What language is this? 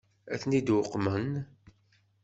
Kabyle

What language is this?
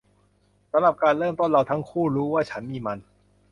Thai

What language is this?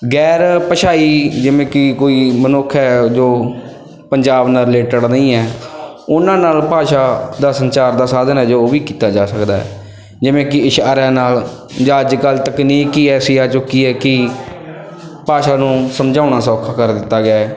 Punjabi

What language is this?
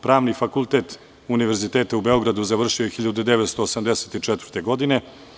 Serbian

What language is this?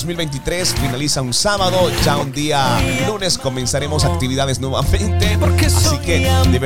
Spanish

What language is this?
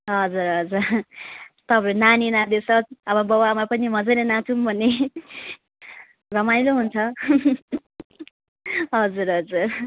Nepali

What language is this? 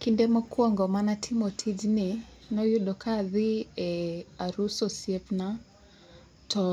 Luo (Kenya and Tanzania)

